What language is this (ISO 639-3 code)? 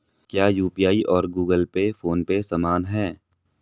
hin